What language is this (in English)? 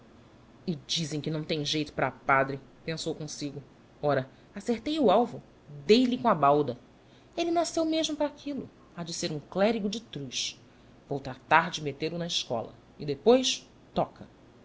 Portuguese